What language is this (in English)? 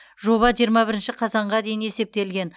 Kazakh